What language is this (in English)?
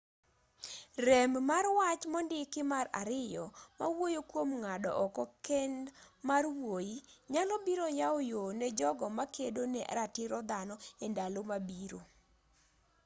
Luo (Kenya and Tanzania)